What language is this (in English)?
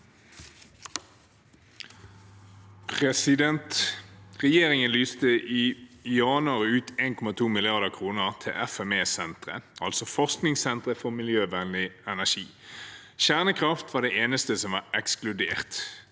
Norwegian